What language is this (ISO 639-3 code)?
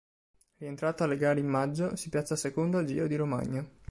ita